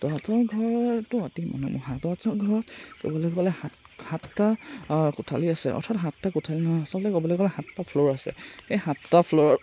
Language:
Assamese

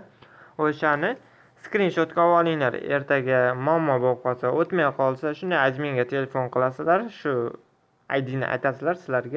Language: Turkish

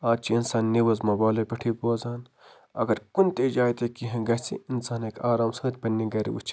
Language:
Kashmiri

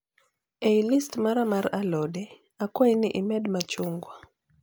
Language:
Luo (Kenya and Tanzania)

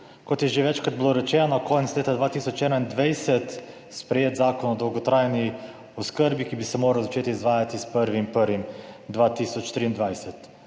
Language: Slovenian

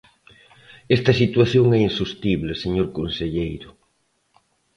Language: Galician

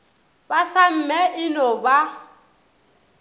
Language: Northern Sotho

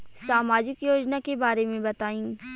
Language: Bhojpuri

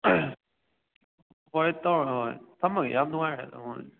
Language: Manipuri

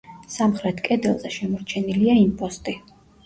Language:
Georgian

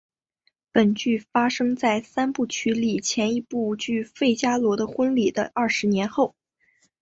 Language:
Chinese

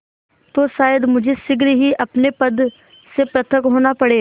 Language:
Hindi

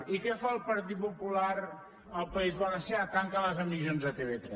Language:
Catalan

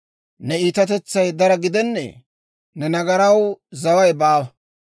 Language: Dawro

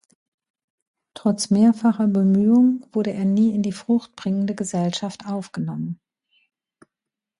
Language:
German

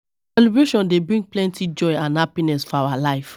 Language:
Nigerian Pidgin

